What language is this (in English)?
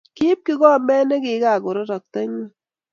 Kalenjin